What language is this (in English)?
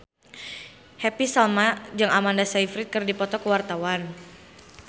Sundanese